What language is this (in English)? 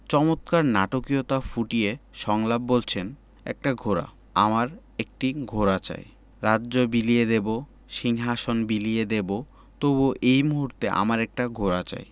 Bangla